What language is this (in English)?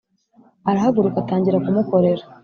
Kinyarwanda